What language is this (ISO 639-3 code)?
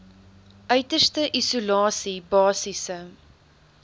afr